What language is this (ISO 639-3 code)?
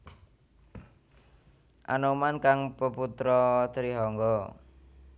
jav